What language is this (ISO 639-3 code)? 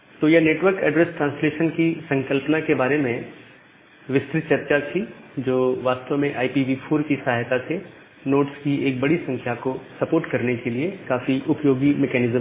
hin